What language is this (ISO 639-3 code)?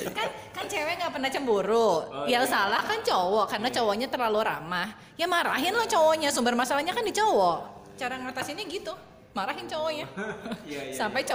ind